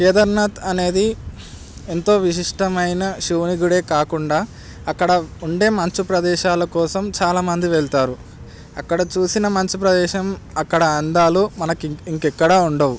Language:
Telugu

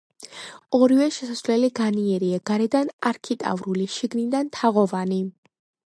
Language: Georgian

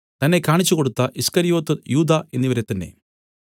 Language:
Malayalam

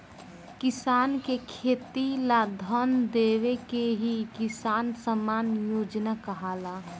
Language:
Bhojpuri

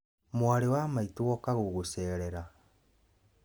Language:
Kikuyu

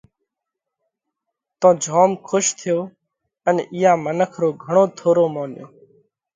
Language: Parkari Koli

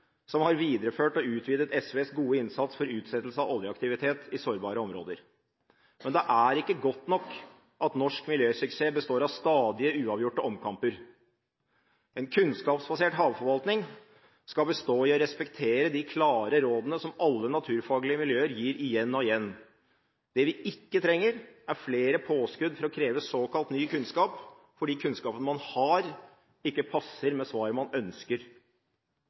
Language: Norwegian Bokmål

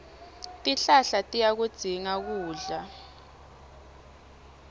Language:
Swati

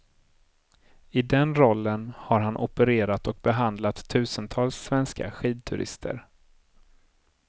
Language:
Swedish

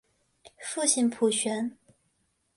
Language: Chinese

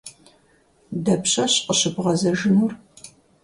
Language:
Kabardian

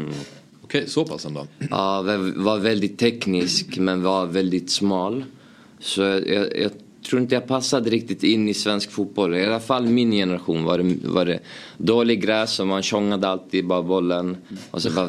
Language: Swedish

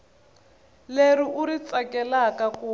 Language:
Tsonga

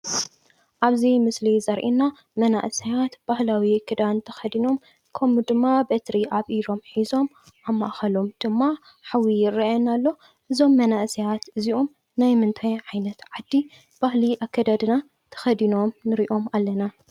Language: Tigrinya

